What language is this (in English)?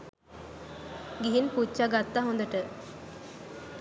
Sinhala